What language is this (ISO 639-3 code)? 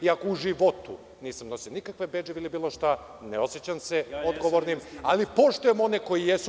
srp